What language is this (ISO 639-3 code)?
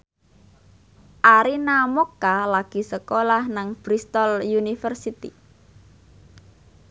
jav